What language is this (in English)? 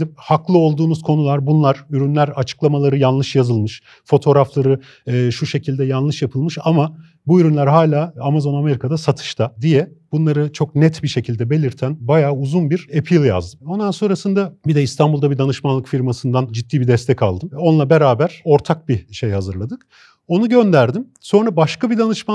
Turkish